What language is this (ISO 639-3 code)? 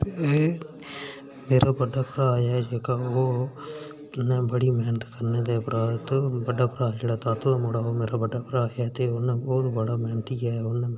doi